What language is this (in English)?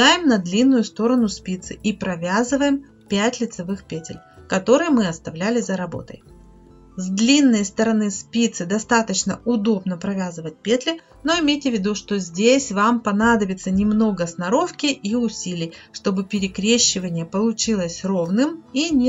Russian